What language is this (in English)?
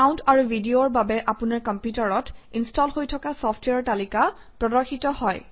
Assamese